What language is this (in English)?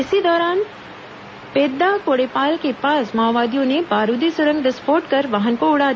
Hindi